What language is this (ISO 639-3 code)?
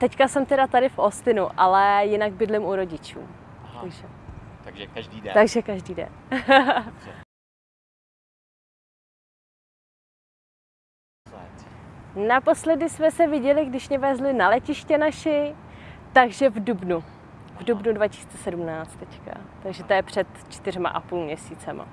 ces